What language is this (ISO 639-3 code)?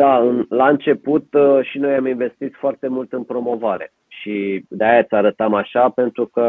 ron